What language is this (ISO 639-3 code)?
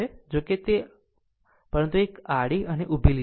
guj